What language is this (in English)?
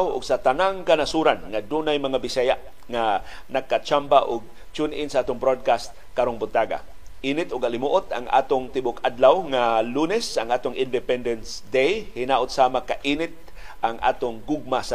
Filipino